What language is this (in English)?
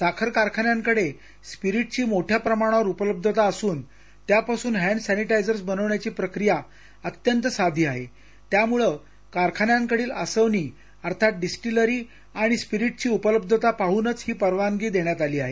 Marathi